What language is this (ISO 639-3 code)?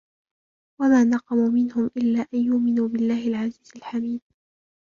ara